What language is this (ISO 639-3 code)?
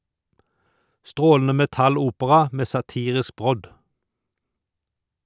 nor